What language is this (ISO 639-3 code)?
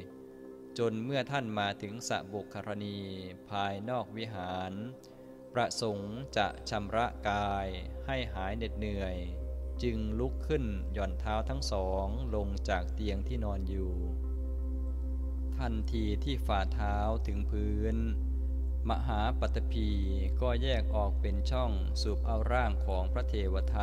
tha